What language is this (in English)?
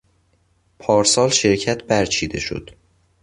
Persian